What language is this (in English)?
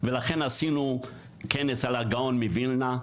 Hebrew